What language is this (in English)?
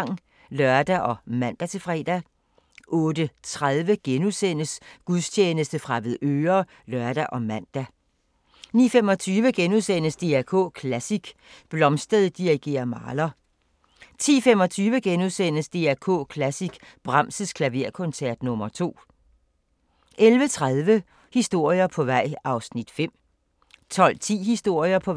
Danish